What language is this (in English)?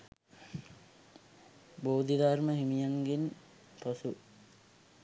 Sinhala